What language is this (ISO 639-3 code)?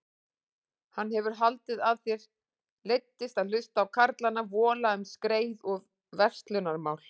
isl